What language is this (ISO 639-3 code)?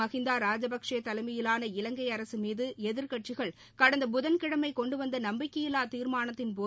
tam